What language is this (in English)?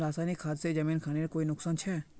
Magahi